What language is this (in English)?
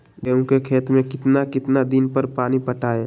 Magahi